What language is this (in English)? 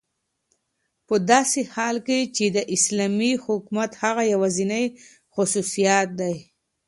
Pashto